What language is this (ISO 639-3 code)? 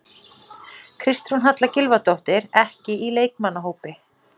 isl